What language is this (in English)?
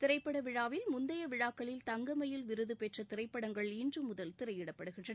Tamil